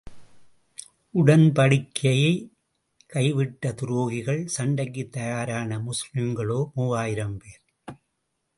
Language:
Tamil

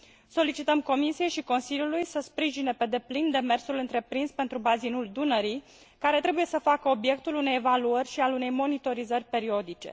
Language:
Romanian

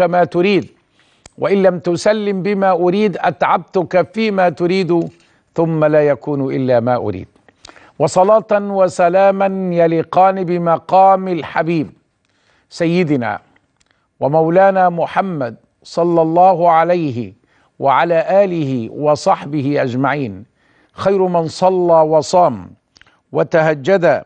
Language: Arabic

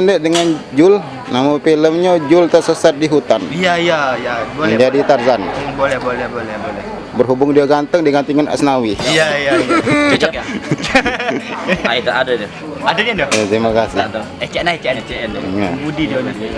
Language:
Indonesian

